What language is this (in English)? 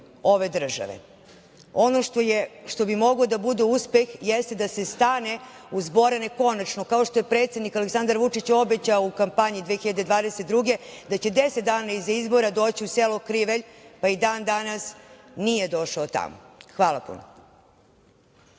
Serbian